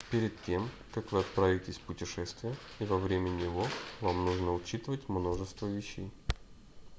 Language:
Russian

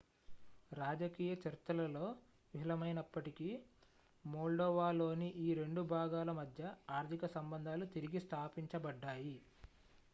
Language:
Telugu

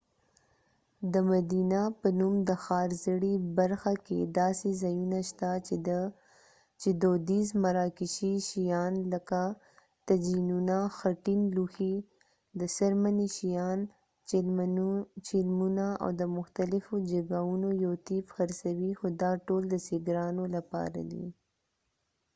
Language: Pashto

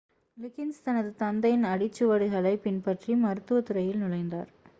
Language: Tamil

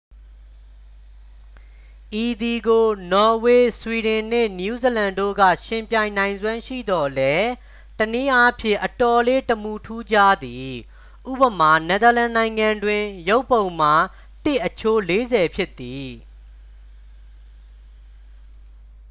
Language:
Burmese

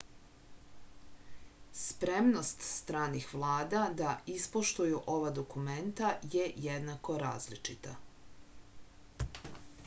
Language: Serbian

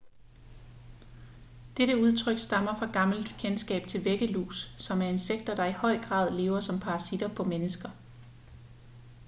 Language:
Danish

